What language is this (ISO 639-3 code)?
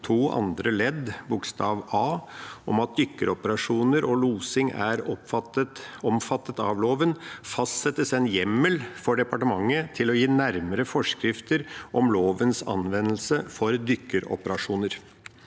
nor